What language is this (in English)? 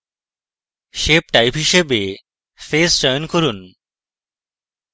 Bangla